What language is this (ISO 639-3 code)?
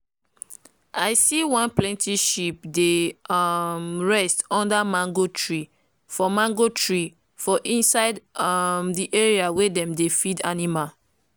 pcm